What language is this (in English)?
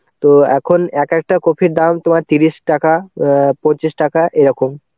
Bangla